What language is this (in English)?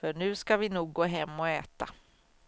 Swedish